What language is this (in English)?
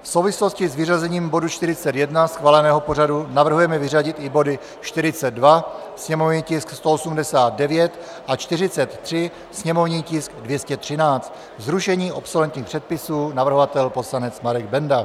Czech